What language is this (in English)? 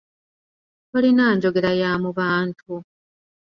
Ganda